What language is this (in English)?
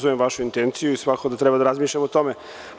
Serbian